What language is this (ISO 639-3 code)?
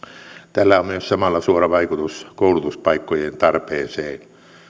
fin